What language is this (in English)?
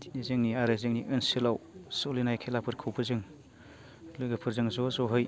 Bodo